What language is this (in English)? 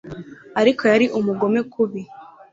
Kinyarwanda